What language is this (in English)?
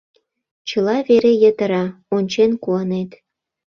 Mari